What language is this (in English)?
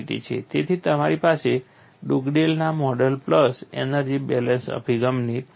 Gujarati